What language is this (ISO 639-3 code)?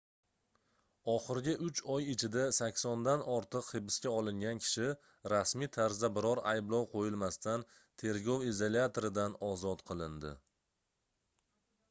uzb